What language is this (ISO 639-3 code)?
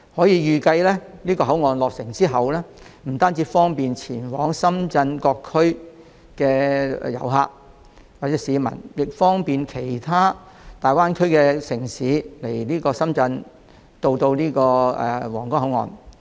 yue